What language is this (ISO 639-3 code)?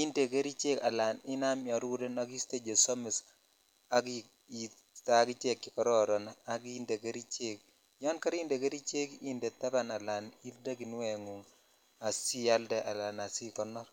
kln